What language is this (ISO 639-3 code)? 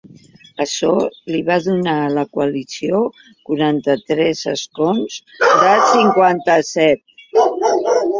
cat